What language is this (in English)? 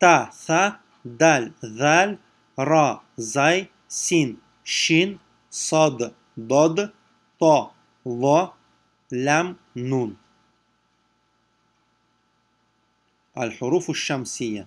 Russian